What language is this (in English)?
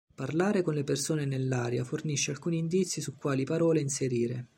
Italian